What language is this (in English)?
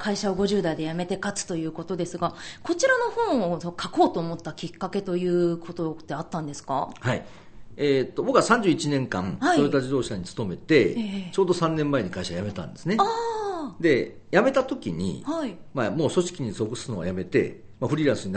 Japanese